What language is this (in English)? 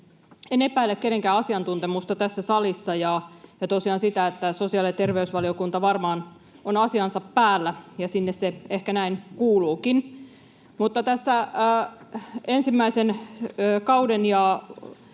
Finnish